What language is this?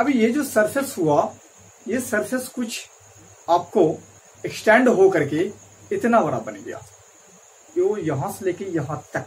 Hindi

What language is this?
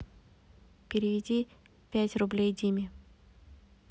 Russian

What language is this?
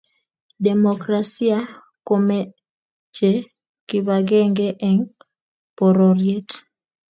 Kalenjin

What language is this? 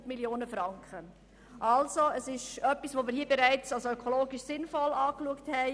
Swiss German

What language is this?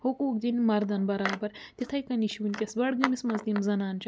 Kashmiri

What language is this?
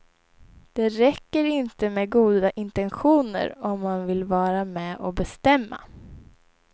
Swedish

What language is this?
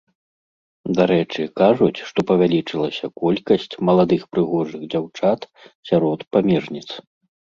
Belarusian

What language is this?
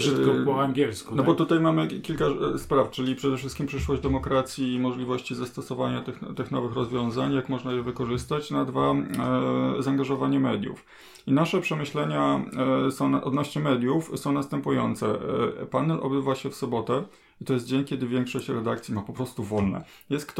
Polish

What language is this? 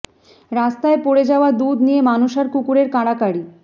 Bangla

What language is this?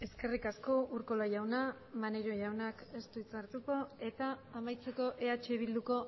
Basque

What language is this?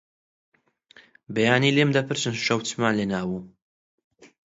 Central Kurdish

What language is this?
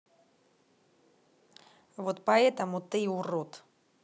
Russian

